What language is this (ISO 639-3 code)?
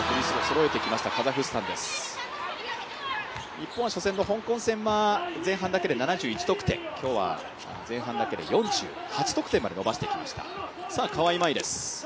jpn